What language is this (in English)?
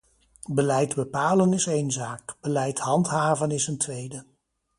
Dutch